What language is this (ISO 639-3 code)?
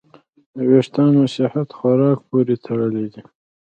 pus